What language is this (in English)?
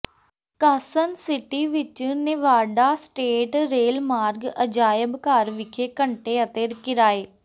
Punjabi